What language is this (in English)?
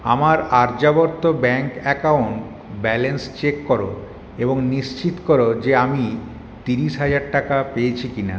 Bangla